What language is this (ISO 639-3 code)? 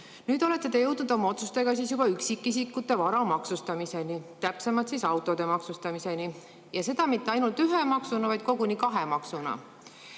est